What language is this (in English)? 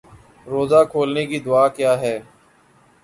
Urdu